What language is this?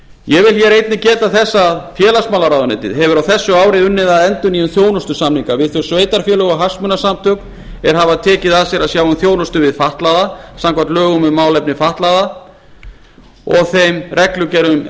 Icelandic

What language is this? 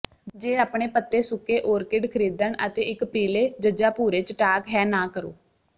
Punjabi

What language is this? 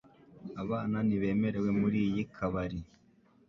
Kinyarwanda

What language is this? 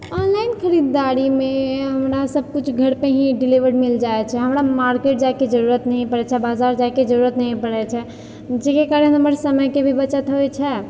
Maithili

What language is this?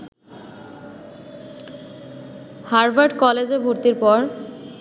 Bangla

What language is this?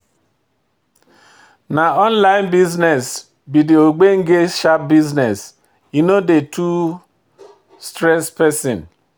Nigerian Pidgin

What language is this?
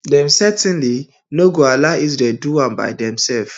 Nigerian Pidgin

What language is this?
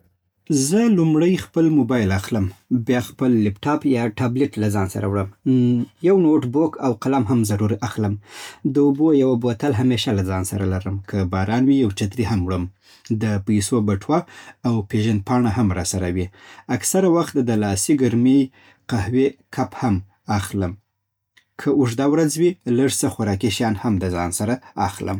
Southern Pashto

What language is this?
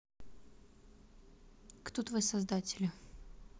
Russian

